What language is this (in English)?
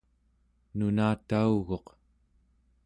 Central Yupik